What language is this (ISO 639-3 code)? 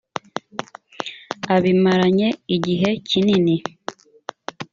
kin